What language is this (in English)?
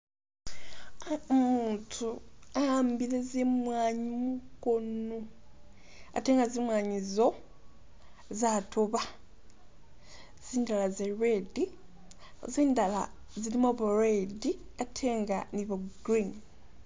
Masaaba